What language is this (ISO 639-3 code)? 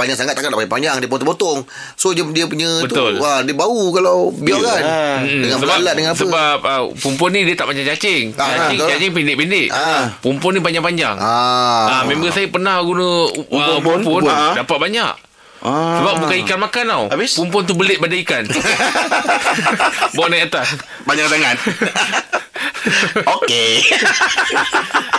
msa